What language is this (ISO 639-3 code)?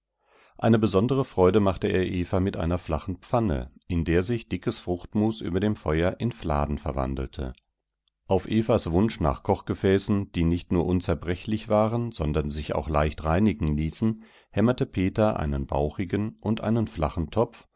deu